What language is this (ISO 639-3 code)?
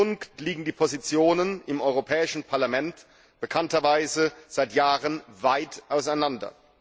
deu